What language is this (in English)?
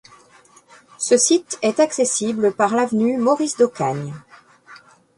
French